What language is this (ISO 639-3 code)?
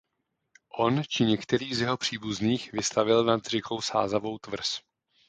ces